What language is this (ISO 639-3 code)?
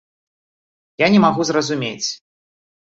bel